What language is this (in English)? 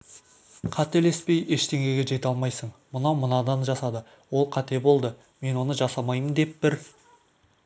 Kazakh